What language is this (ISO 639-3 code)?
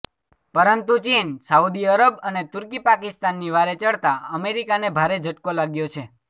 guj